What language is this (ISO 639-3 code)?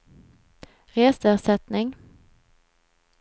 swe